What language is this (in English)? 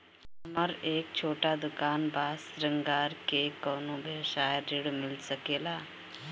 Bhojpuri